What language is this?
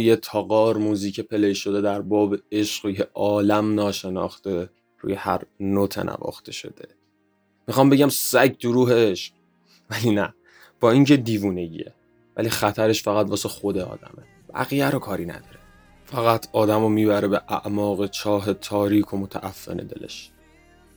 Persian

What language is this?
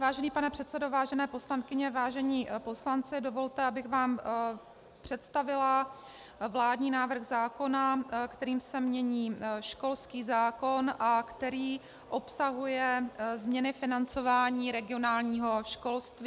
Czech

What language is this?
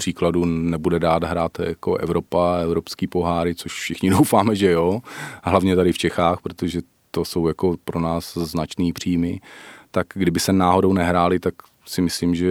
Czech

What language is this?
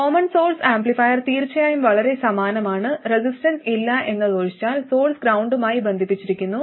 Malayalam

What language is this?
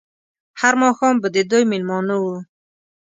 Pashto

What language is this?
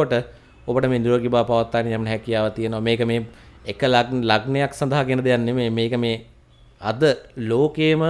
Indonesian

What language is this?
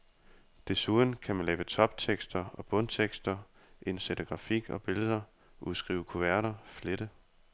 Danish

